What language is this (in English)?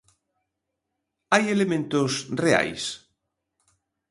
Galician